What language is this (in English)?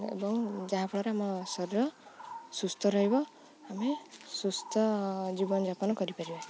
Odia